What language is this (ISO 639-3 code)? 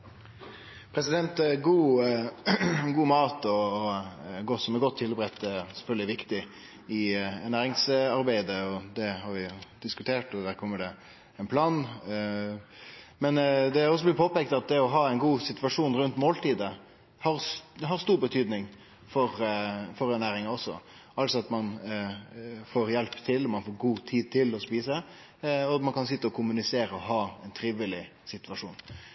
nor